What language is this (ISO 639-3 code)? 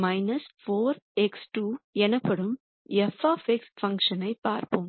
tam